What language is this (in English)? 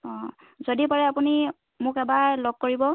Assamese